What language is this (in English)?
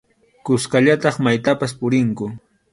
Arequipa-La Unión Quechua